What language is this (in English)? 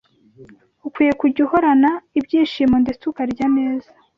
Kinyarwanda